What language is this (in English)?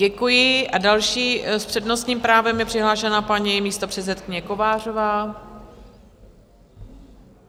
Czech